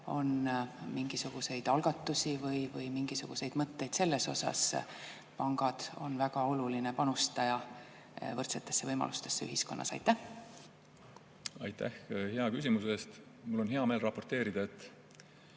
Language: Estonian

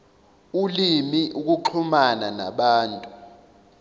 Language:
Zulu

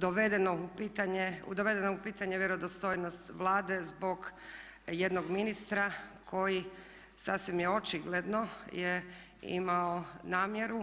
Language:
Croatian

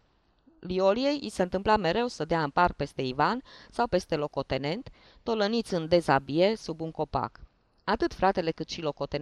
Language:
Romanian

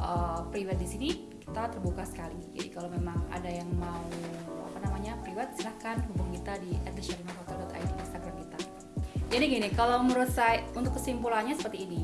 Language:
Indonesian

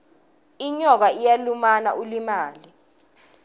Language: Swati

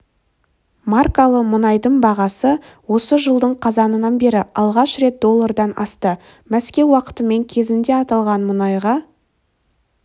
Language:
Kazakh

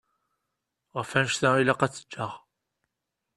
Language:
Kabyle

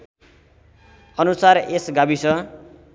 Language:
Nepali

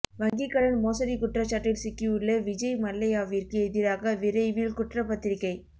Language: Tamil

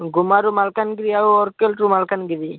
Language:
Odia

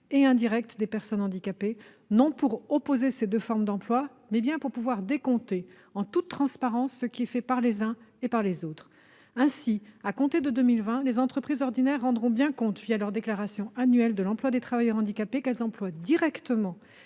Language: French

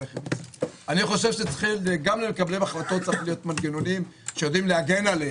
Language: Hebrew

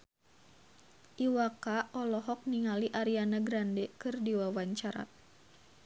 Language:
Sundanese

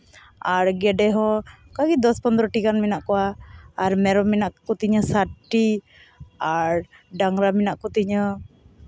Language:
Santali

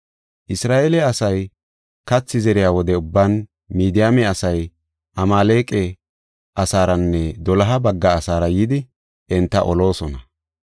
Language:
Gofa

